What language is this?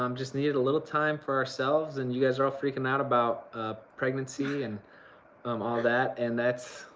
English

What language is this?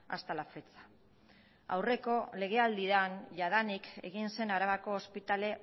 Basque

